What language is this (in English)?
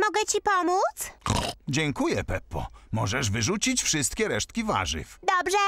Polish